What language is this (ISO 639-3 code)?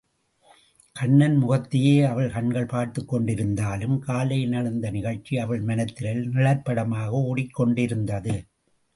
tam